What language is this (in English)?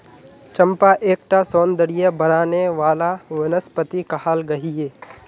Magahi